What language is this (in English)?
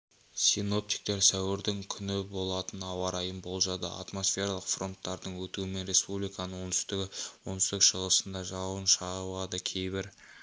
Kazakh